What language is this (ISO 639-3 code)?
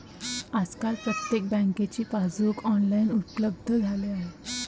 mar